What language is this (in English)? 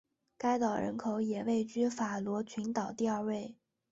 Chinese